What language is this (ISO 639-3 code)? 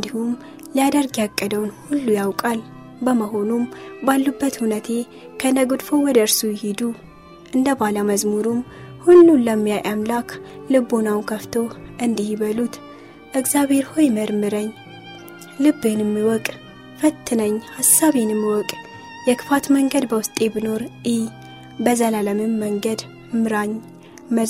amh